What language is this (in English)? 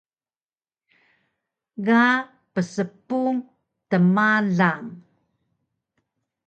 Taroko